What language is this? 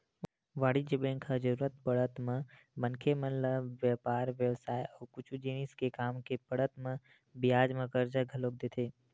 Chhattisgarhi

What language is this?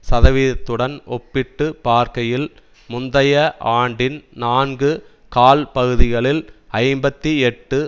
Tamil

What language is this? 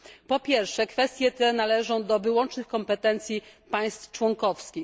Polish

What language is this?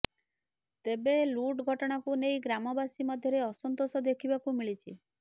Odia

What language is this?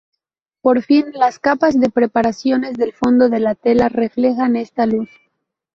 Spanish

